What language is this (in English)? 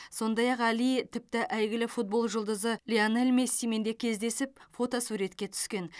Kazakh